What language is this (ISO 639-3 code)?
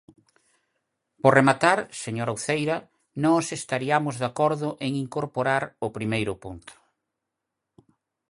glg